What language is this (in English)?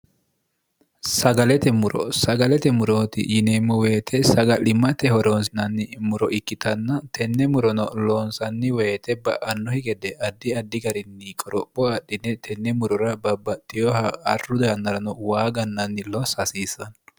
Sidamo